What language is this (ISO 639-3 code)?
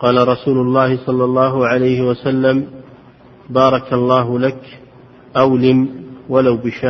ara